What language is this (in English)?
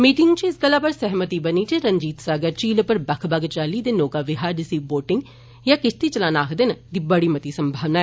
Dogri